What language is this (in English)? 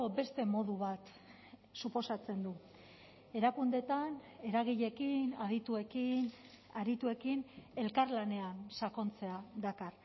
Basque